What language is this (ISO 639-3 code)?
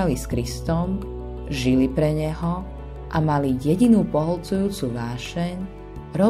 slk